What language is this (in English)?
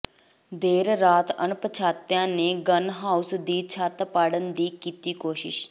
Punjabi